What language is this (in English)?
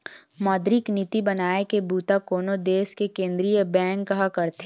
Chhattisgarhi